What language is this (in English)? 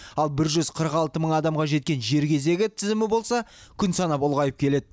Kazakh